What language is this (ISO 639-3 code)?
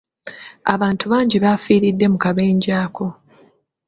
lug